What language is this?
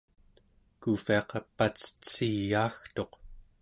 Central Yupik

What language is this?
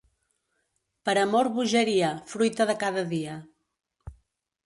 Catalan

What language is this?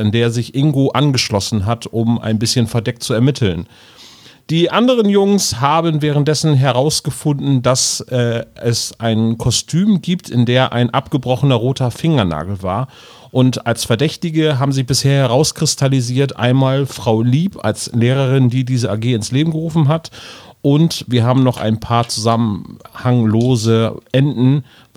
German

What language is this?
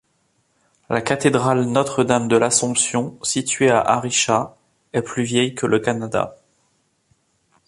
French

